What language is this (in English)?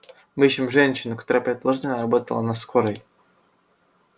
Russian